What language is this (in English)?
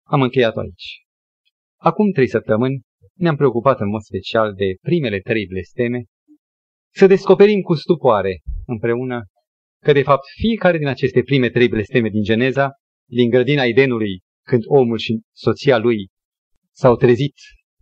Romanian